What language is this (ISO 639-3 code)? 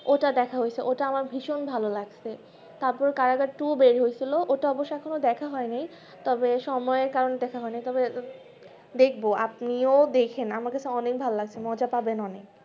ben